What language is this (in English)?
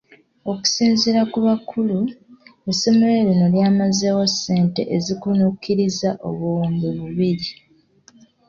Ganda